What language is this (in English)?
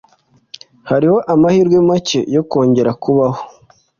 Kinyarwanda